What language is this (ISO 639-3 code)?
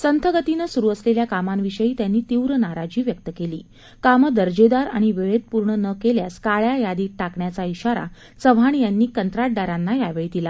mar